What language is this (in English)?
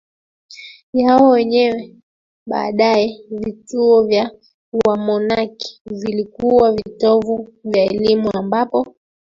Swahili